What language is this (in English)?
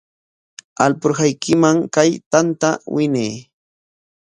Corongo Ancash Quechua